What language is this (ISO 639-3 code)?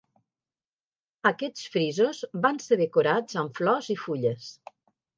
cat